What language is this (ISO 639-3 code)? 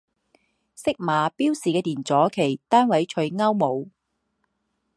zho